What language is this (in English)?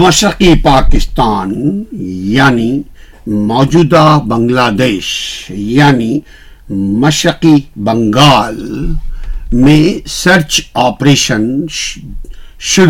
Urdu